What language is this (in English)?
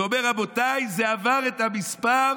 Hebrew